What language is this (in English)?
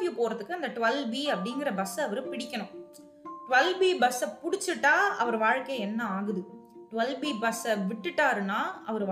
Tamil